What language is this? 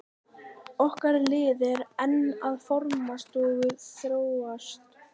Icelandic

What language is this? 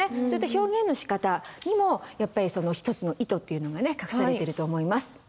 Japanese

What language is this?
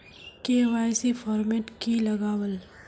Magahi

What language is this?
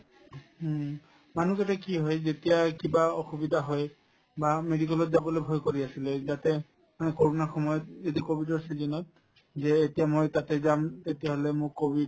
Assamese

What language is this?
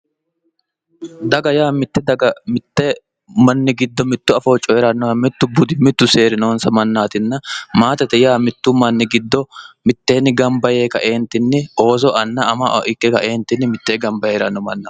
Sidamo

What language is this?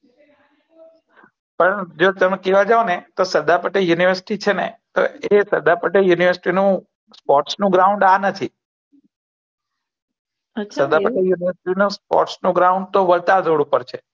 Gujarati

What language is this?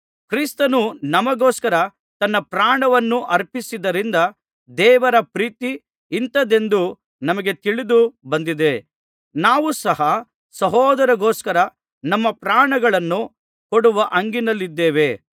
Kannada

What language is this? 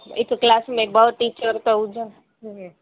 Sindhi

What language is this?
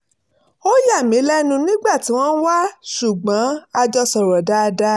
Yoruba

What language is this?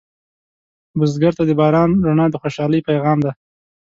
Pashto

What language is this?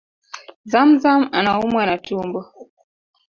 Swahili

